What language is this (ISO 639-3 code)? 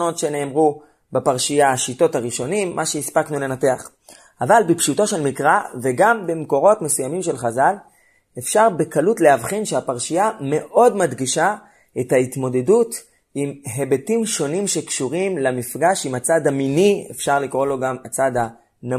heb